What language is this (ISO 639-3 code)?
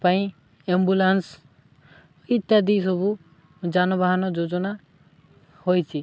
ori